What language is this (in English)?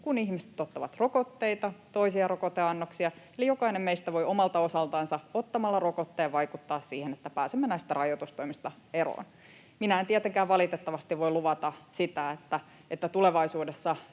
Finnish